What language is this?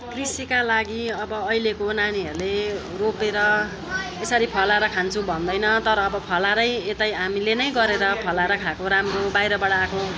Nepali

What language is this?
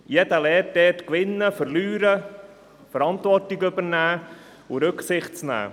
Swiss German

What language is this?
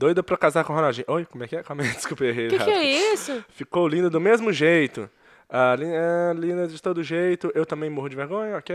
Portuguese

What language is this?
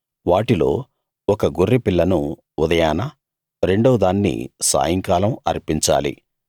Telugu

